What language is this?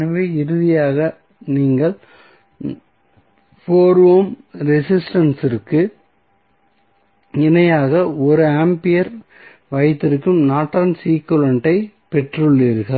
Tamil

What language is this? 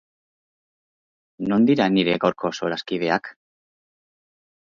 Basque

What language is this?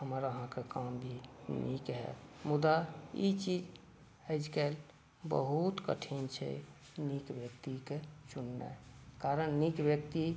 Maithili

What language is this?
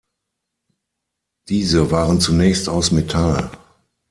German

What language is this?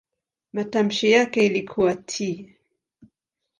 Swahili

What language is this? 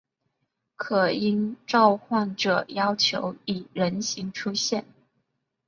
Chinese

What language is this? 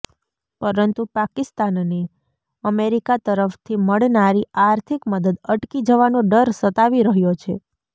Gujarati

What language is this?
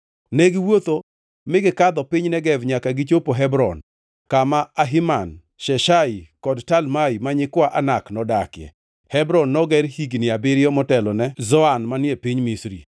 Luo (Kenya and Tanzania)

